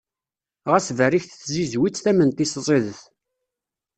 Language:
Kabyle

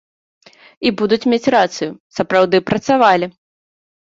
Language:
Belarusian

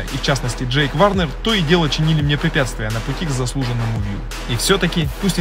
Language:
Russian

